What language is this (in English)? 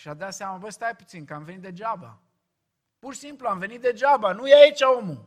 Romanian